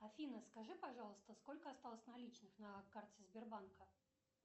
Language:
Russian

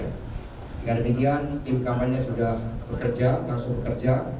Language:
Indonesian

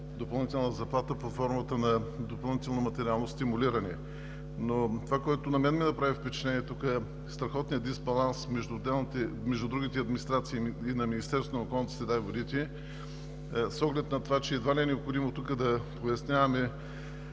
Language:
Bulgarian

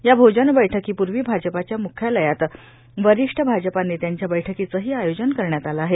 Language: Marathi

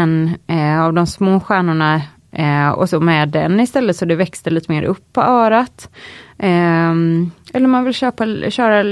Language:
Swedish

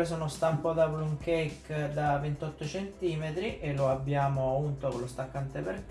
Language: Italian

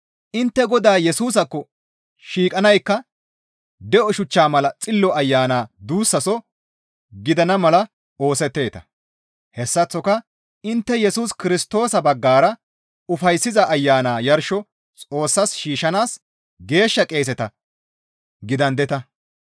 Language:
Gamo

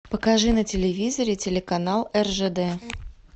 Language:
Russian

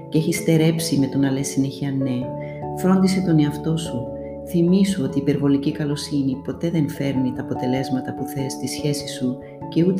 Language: Greek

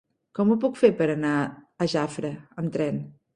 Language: Catalan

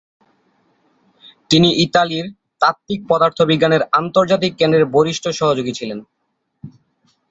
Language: Bangla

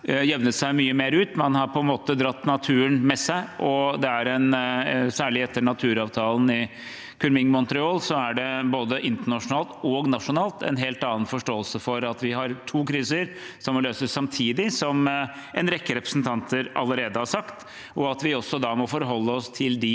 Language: Norwegian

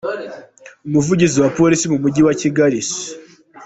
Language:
Kinyarwanda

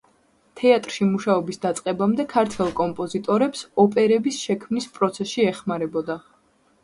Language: Georgian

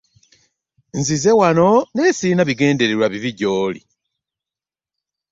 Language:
Ganda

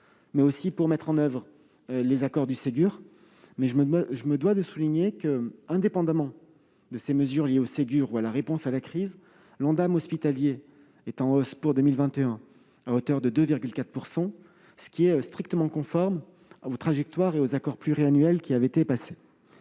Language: French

